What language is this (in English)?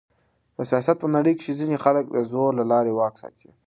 Pashto